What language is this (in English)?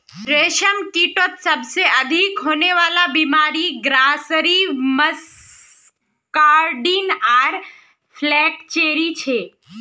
Magahi